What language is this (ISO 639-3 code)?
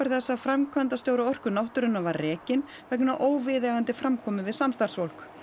isl